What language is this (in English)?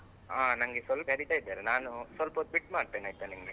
Kannada